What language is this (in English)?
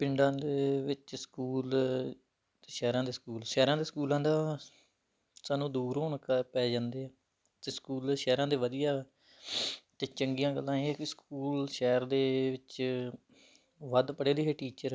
Punjabi